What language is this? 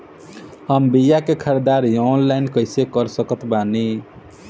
Bhojpuri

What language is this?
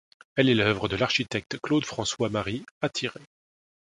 French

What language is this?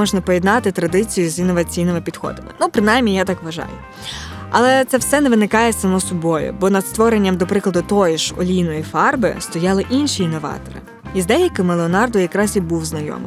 Ukrainian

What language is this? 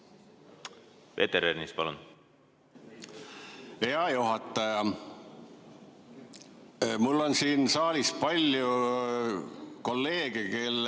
Estonian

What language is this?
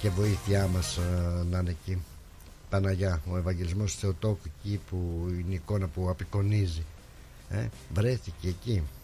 Greek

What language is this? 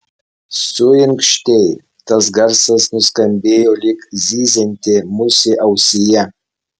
Lithuanian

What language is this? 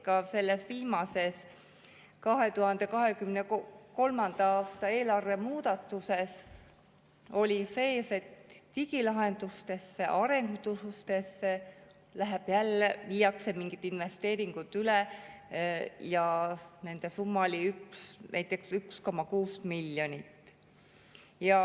Estonian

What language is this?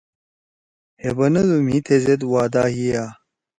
Torwali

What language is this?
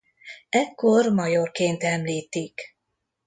Hungarian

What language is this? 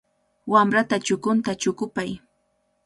Cajatambo North Lima Quechua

